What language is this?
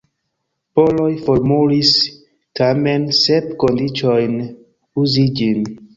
Esperanto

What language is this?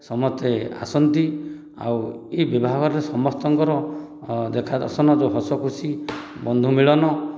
Odia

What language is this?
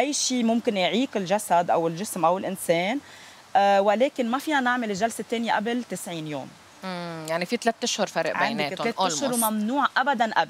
Arabic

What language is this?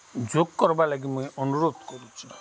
Odia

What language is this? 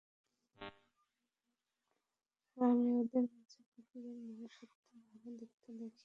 Bangla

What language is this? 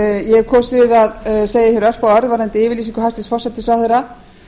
Icelandic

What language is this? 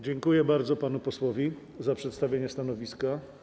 Polish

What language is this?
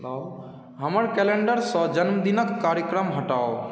Maithili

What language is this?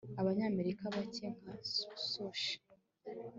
Kinyarwanda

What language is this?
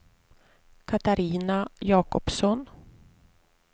Swedish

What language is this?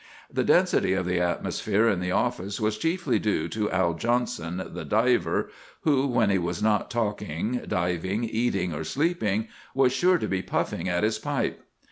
English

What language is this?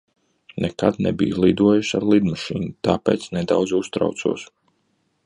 Latvian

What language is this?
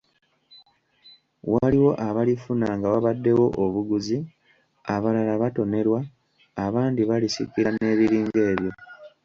Ganda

